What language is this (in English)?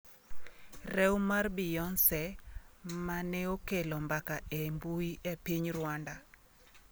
Luo (Kenya and Tanzania)